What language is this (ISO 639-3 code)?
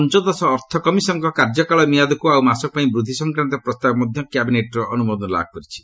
ori